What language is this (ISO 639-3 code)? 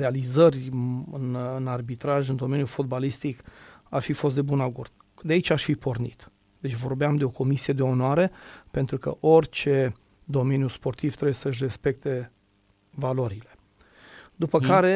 ron